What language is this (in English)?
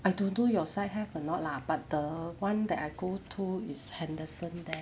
English